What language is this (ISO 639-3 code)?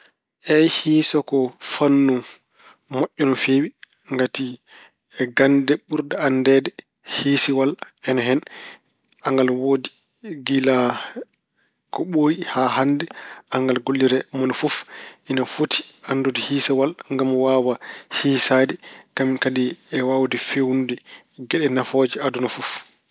ful